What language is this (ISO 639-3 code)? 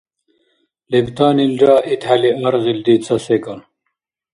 dar